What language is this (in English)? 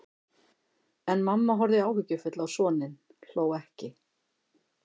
Icelandic